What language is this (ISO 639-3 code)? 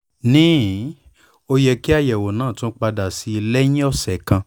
yor